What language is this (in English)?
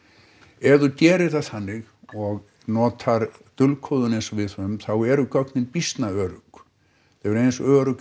Icelandic